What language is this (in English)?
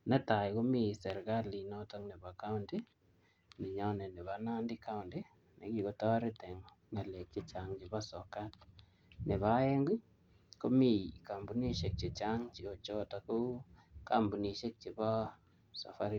Kalenjin